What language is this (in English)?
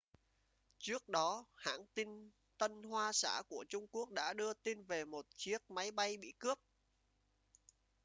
Vietnamese